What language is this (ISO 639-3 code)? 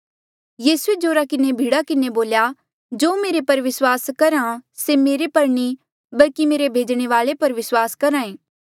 mjl